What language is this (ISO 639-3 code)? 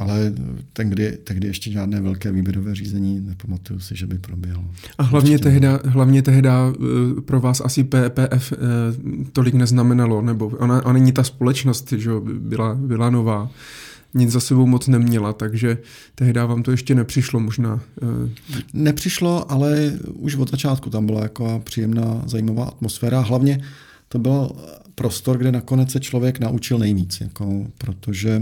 ces